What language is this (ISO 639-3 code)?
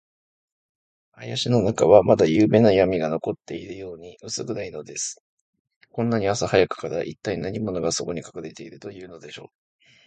jpn